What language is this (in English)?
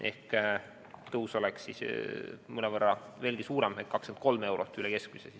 Estonian